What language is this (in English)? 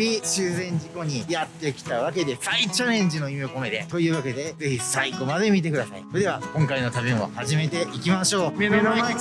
Japanese